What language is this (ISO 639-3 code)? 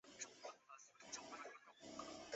zho